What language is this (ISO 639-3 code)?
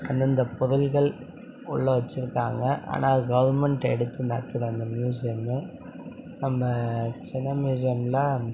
tam